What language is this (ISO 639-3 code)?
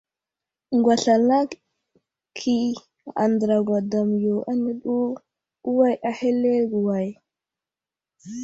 udl